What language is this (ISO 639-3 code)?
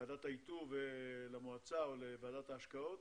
heb